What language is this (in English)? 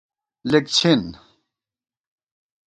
Gawar-Bati